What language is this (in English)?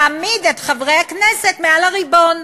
Hebrew